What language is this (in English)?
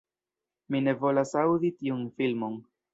Esperanto